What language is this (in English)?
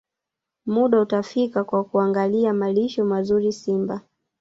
Swahili